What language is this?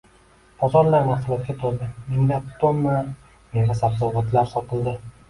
Uzbek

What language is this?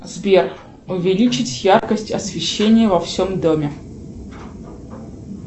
Russian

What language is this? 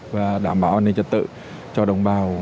Vietnamese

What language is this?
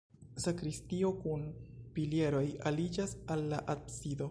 Esperanto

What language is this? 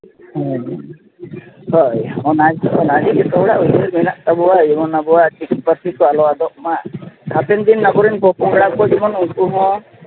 Santali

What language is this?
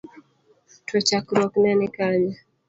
Luo (Kenya and Tanzania)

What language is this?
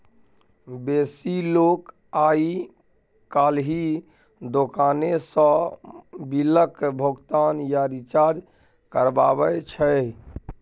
Maithili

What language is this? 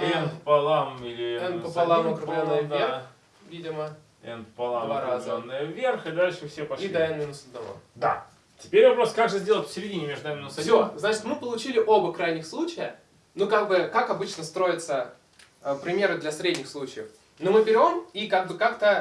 Russian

